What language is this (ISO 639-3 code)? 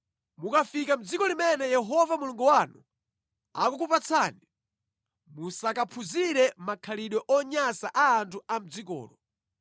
nya